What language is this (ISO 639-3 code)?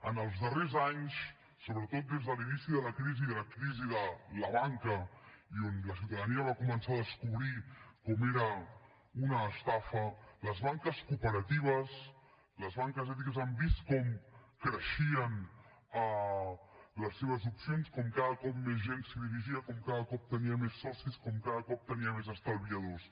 cat